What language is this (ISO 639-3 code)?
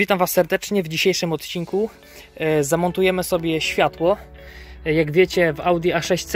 pol